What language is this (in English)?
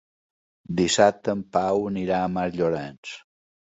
Catalan